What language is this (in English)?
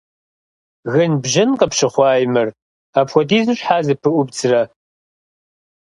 Kabardian